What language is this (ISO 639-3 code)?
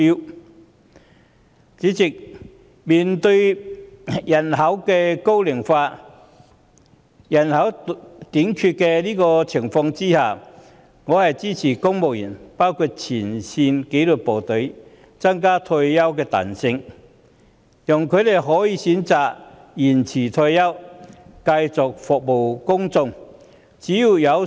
yue